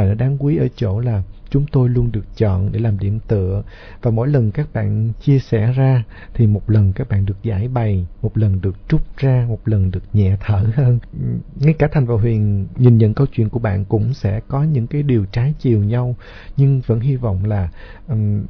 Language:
Vietnamese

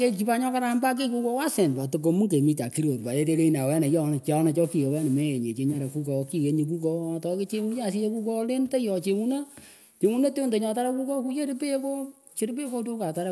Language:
Pökoot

